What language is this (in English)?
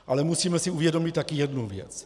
Czech